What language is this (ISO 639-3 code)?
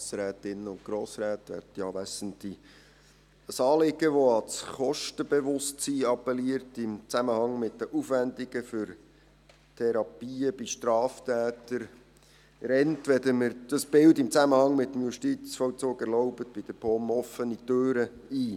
gsw